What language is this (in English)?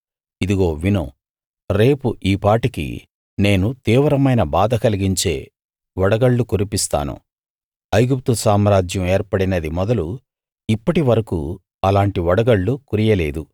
Telugu